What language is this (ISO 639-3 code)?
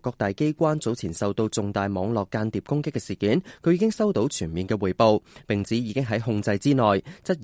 zho